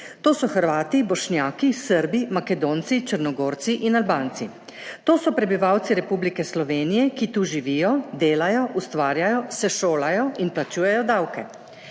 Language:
Slovenian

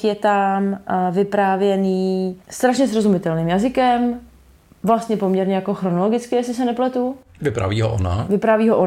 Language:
Czech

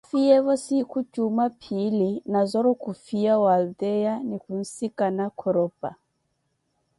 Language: Koti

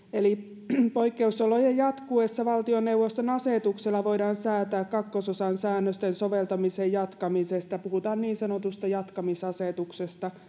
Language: Finnish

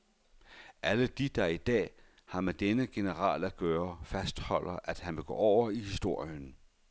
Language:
Danish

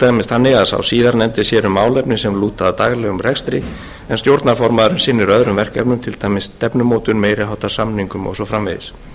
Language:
Icelandic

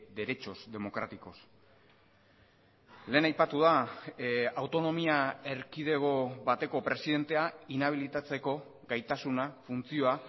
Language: Basque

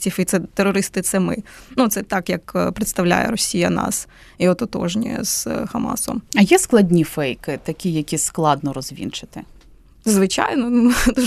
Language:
Ukrainian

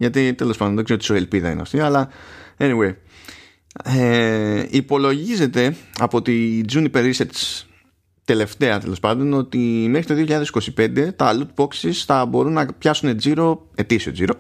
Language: Greek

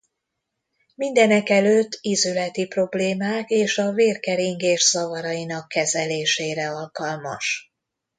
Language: Hungarian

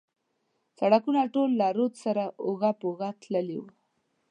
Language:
Pashto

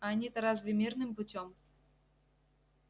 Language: Russian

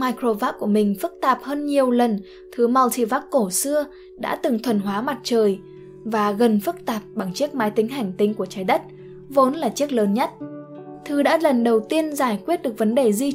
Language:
Vietnamese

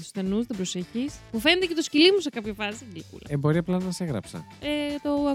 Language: Greek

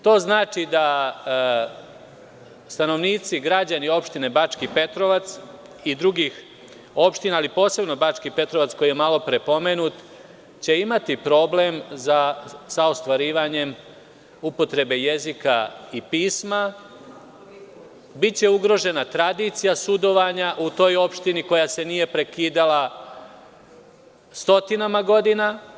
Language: Serbian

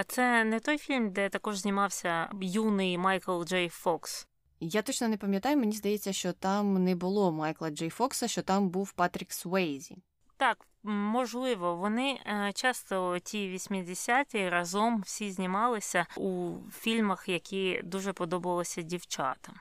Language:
Ukrainian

